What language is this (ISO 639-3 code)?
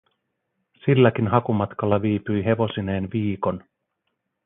fin